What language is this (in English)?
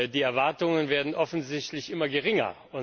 German